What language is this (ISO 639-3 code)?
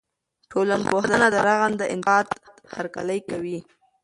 pus